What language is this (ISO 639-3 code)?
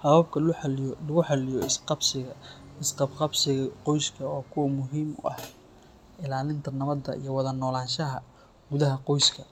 som